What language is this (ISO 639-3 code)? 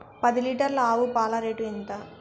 tel